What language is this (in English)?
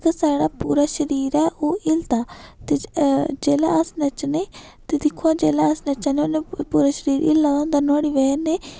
Dogri